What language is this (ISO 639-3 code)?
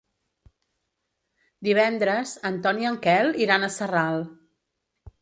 cat